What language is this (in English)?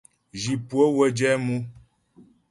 Ghomala